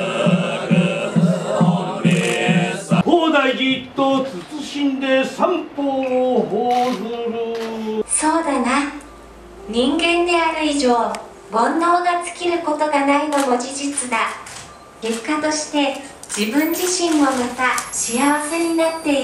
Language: Japanese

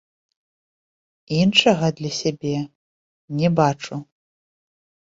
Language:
Belarusian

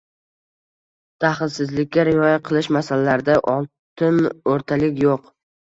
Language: Uzbek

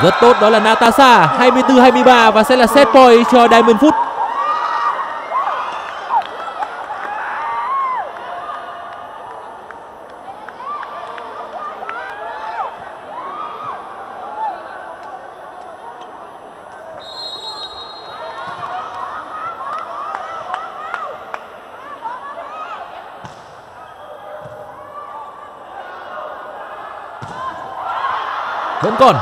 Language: Vietnamese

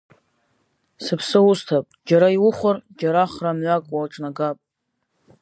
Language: Abkhazian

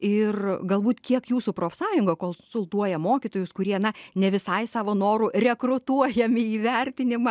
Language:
Lithuanian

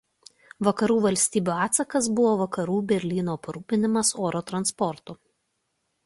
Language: Lithuanian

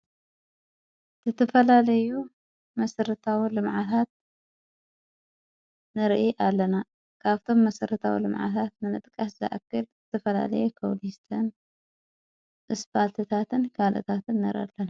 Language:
Tigrinya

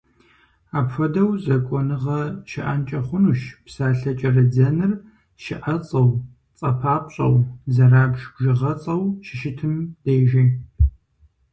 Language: Kabardian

